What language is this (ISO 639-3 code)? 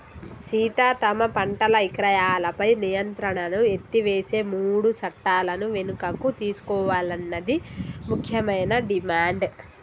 tel